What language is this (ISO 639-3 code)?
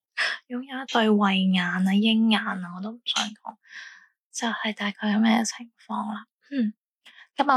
zho